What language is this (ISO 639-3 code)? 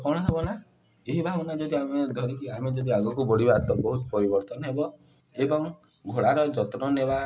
ori